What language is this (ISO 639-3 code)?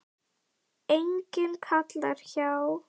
isl